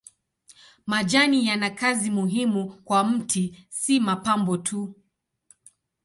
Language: Swahili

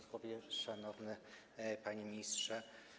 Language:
Polish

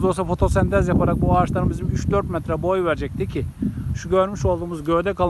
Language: Turkish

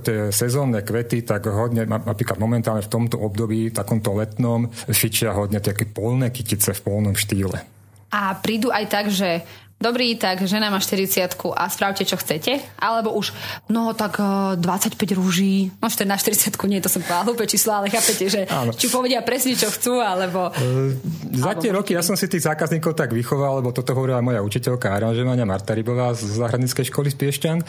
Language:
Slovak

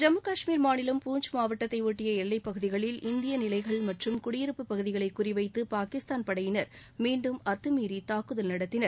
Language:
Tamil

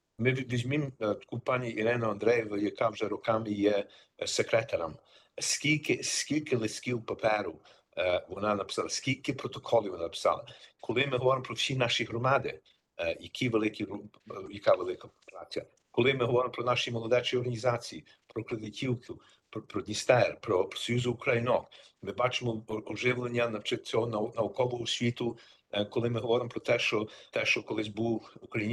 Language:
Ukrainian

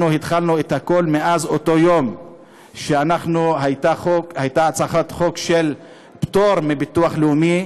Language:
Hebrew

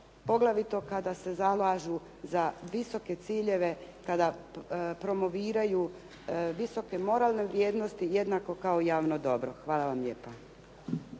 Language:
Croatian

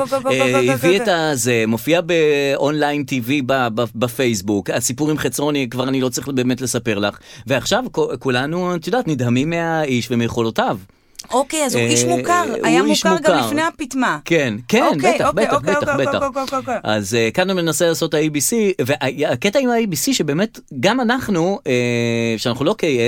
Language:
Hebrew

